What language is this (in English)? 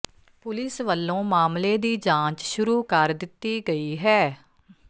Punjabi